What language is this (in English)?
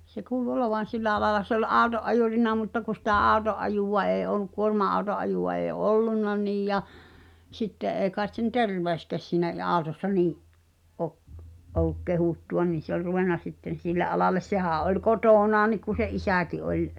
Finnish